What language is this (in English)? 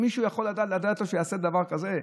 Hebrew